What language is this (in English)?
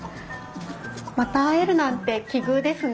Japanese